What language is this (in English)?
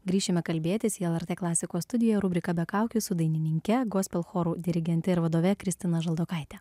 Lithuanian